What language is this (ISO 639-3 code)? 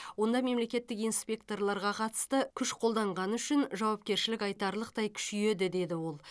kaz